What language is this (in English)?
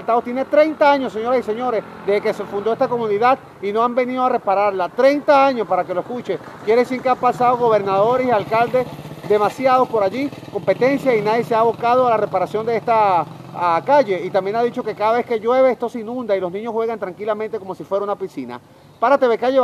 Spanish